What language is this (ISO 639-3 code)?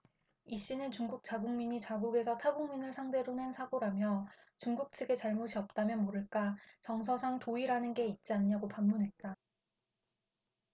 kor